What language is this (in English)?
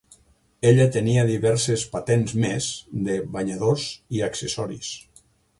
Catalan